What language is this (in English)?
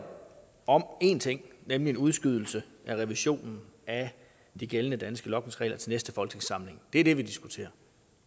Danish